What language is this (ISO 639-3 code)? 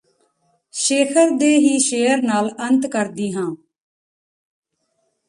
pan